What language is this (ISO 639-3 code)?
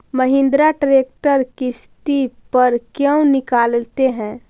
mag